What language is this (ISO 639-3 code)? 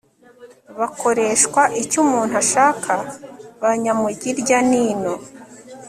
kin